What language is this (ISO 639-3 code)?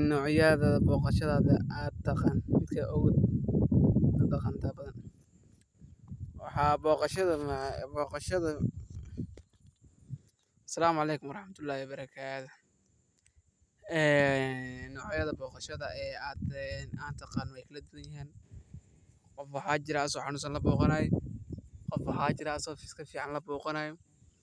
som